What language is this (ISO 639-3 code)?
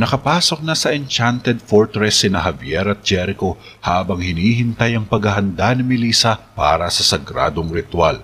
fil